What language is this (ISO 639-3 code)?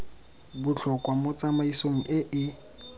tsn